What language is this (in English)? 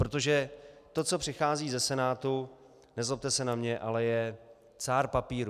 Czech